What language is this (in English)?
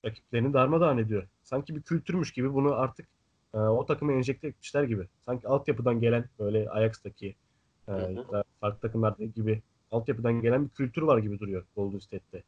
Turkish